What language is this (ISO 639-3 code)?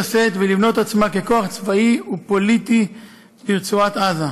heb